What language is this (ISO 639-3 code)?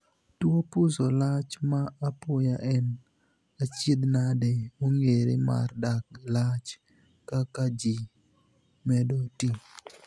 luo